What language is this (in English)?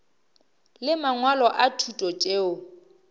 Northern Sotho